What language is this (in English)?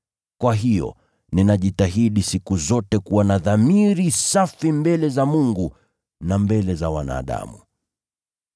Swahili